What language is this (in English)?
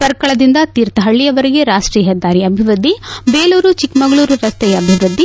Kannada